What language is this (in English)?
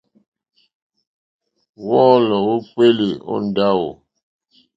Mokpwe